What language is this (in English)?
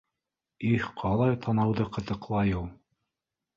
Bashkir